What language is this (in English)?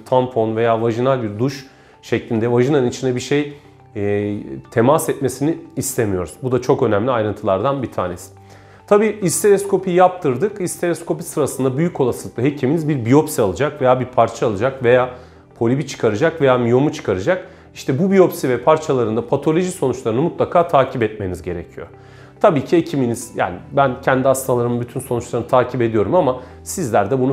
Turkish